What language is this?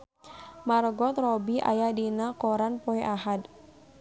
Sundanese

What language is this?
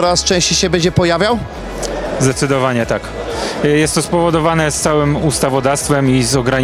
Polish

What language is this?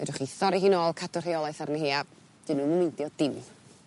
Welsh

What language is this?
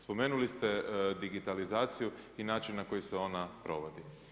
Croatian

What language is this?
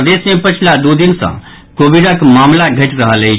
Maithili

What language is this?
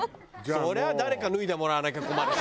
Japanese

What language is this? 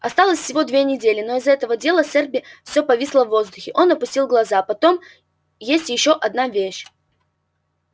Russian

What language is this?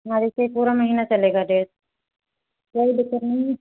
Hindi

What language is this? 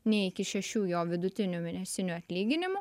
Lithuanian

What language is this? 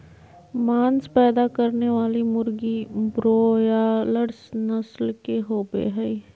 Magahi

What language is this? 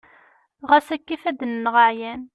Kabyle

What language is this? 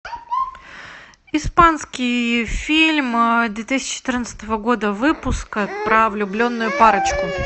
Russian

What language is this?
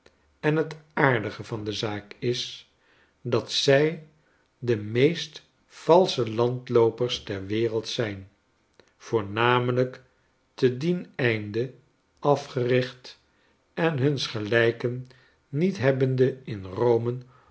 Dutch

